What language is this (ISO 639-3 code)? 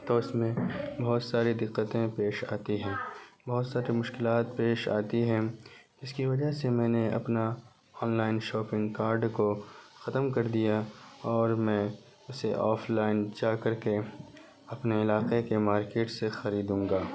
urd